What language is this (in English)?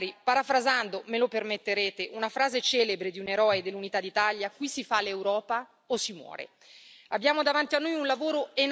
Italian